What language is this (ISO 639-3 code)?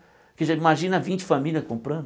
por